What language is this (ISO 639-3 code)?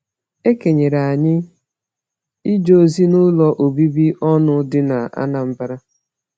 ibo